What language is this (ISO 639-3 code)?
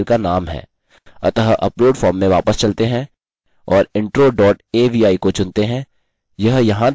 hin